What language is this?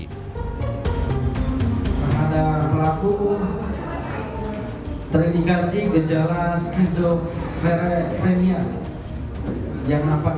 Indonesian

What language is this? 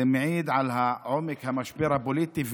Hebrew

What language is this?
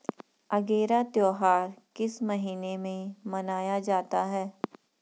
Hindi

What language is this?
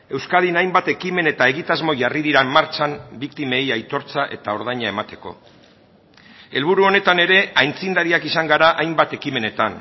Basque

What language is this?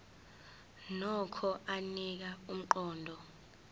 Zulu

